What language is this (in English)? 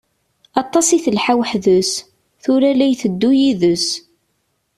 Kabyle